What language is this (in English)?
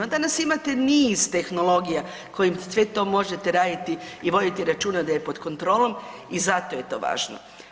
Croatian